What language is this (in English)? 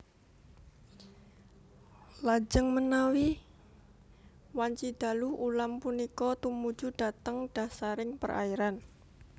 Javanese